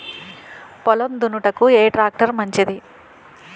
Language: Telugu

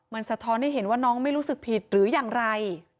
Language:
Thai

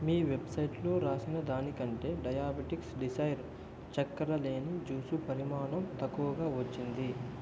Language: Telugu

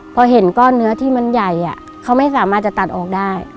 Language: Thai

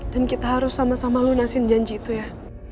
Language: Indonesian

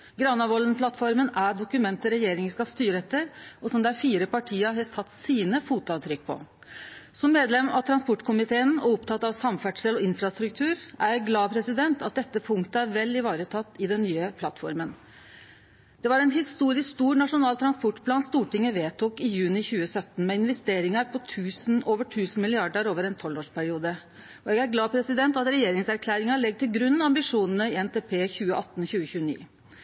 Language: Norwegian Nynorsk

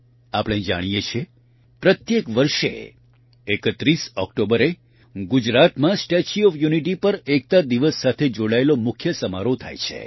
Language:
Gujarati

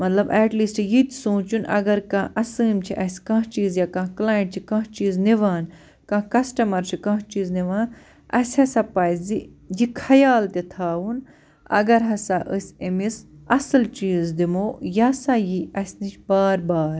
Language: Kashmiri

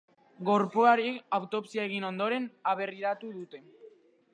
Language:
Basque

